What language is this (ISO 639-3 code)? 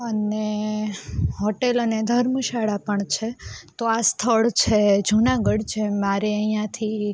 guj